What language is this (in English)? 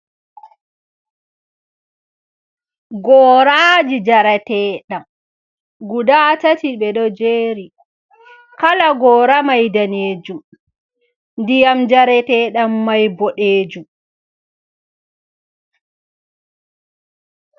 Fula